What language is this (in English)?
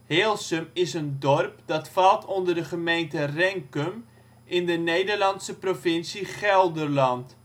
Dutch